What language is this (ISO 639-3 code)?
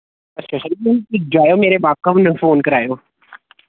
doi